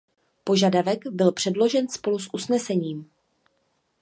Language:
Czech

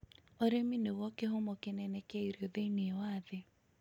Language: Kikuyu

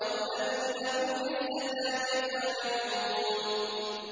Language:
Arabic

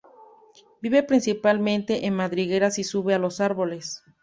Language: Spanish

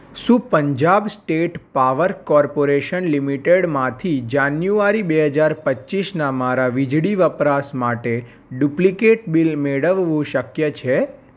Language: Gujarati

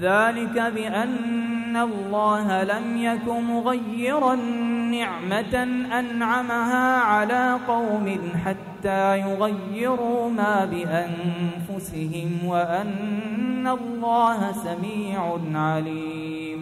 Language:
Arabic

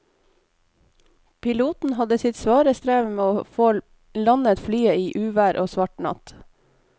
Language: Norwegian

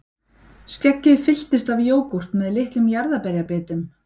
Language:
Icelandic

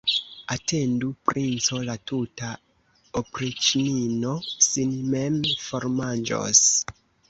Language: Esperanto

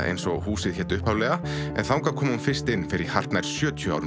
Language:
Icelandic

